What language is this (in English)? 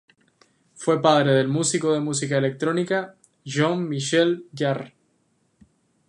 Spanish